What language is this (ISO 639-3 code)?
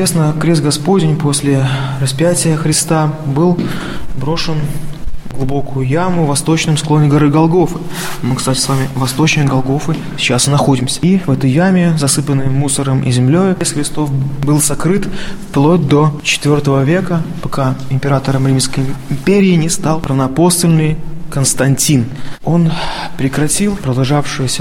rus